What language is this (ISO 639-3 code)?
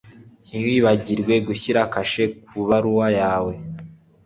kin